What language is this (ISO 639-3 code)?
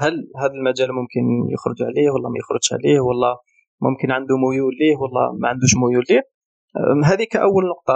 ara